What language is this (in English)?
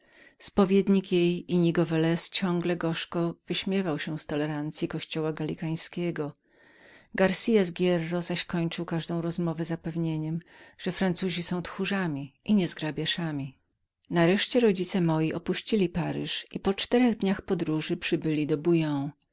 Polish